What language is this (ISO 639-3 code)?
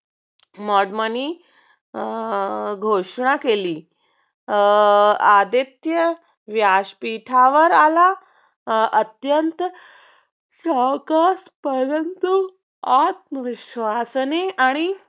mar